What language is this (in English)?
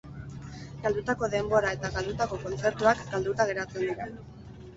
Basque